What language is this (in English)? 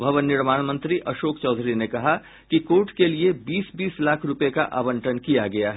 Hindi